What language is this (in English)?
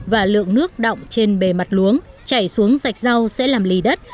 Vietnamese